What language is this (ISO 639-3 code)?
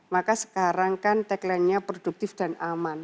ind